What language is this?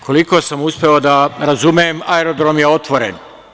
Serbian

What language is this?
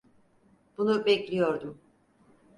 Turkish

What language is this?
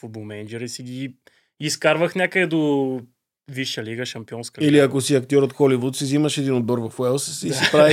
Bulgarian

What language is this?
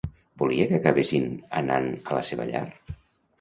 Catalan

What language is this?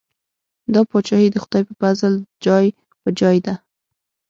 Pashto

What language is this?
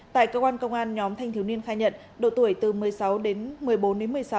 Vietnamese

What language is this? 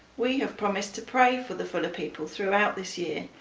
English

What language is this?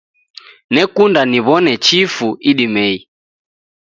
Taita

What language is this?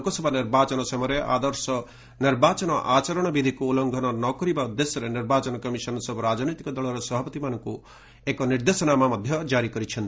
Odia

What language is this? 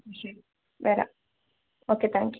Malayalam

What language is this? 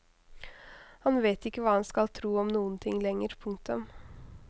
Norwegian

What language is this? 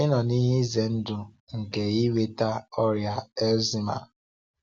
Igbo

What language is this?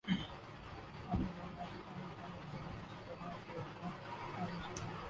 Urdu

